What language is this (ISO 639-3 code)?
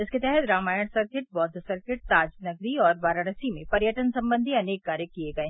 hin